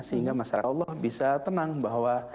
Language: Indonesian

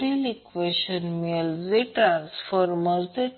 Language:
Marathi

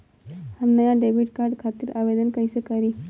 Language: Bhojpuri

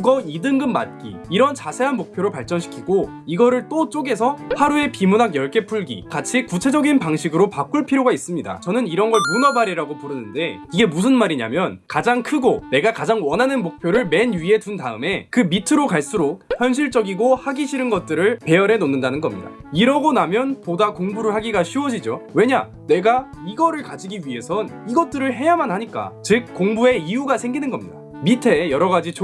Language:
Korean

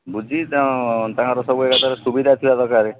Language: Odia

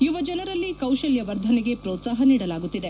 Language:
Kannada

